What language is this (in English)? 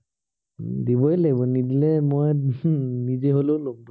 Assamese